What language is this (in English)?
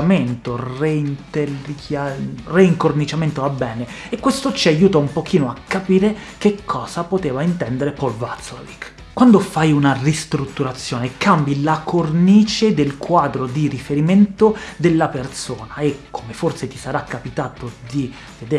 Italian